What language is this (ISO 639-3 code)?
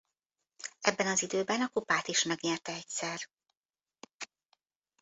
hun